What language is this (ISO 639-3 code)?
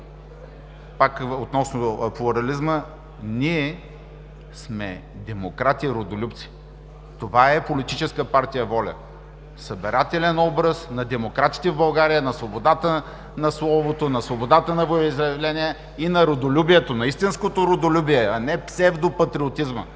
bul